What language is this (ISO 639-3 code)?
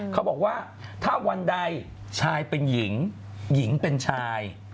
tha